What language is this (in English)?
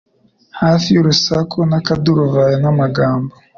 Kinyarwanda